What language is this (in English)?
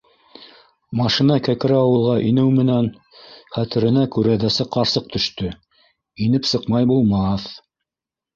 Bashkir